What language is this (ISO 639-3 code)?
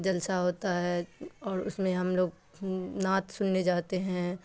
urd